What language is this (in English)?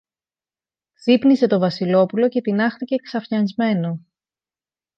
Greek